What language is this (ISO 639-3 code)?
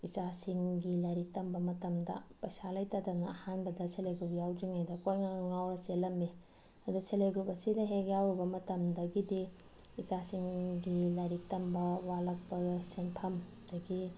mni